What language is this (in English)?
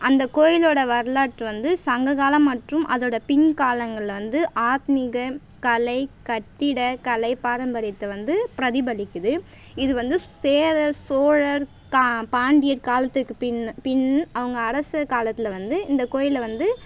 Tamil